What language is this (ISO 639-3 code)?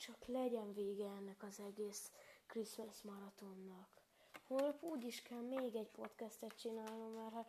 hun